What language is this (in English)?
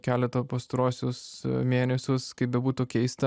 Lithuanian